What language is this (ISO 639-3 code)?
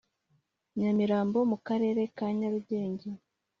kin